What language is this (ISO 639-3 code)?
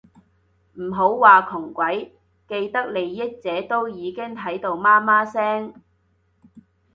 yue